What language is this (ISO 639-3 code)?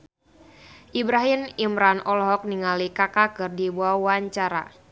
sun